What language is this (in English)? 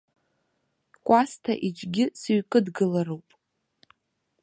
Abkhazian